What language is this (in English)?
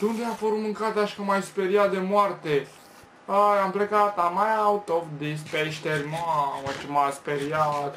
Romanian